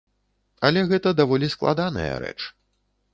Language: Belarusian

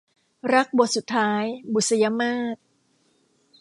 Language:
Thai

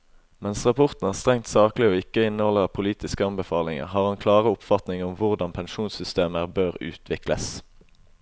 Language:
Norwegian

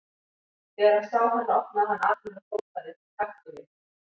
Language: Icelandic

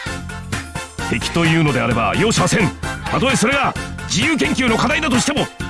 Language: Indonesian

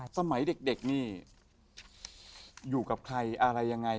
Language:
Thai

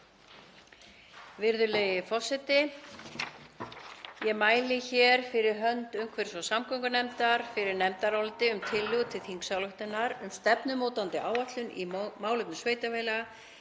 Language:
Icelandic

